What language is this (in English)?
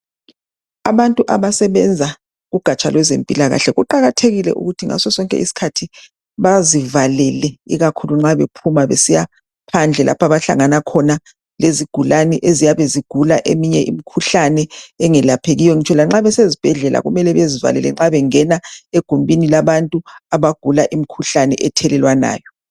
North Ndebele